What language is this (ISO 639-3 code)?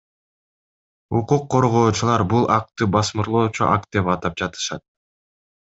kir